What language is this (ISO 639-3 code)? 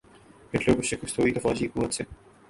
urd